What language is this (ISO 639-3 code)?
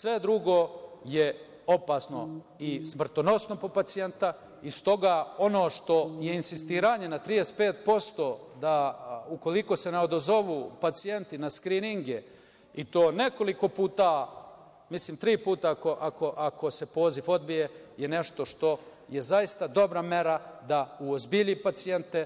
srp